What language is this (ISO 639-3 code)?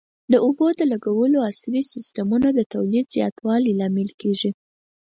pus